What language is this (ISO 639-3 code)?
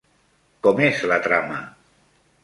cat